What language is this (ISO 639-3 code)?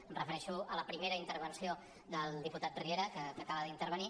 cat